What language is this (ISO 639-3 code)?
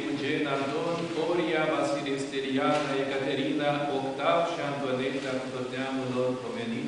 ron